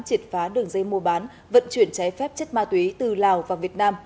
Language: Vietnamese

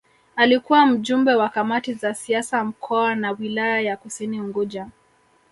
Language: Swahili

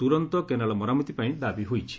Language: Odia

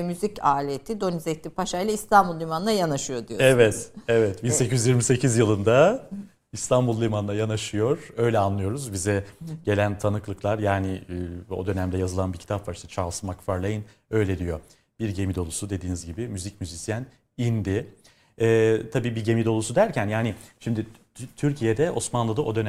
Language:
Turkish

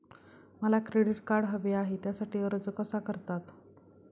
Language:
Marathi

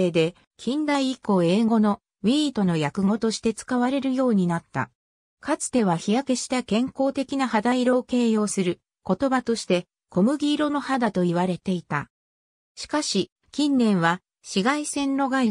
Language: Japanese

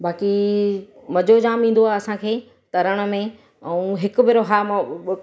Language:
Sindhi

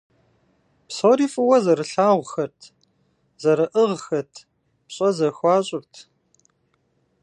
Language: Kabardian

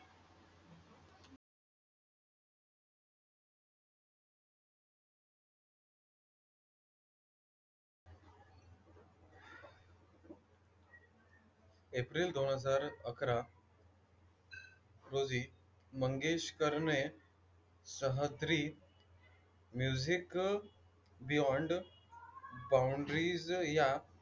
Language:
Marathi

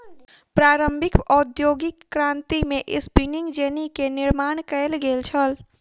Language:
Maithili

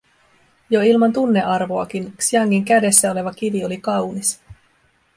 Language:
Finnish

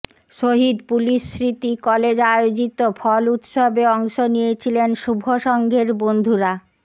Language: Bangla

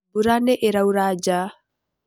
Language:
Kikuyu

